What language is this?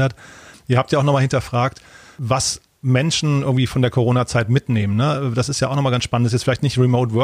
German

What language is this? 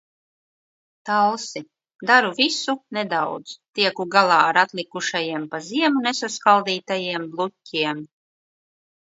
Latvian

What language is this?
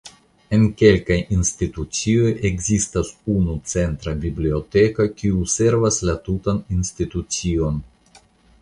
Esperanto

